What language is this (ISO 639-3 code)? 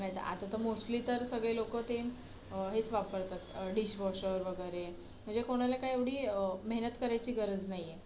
mar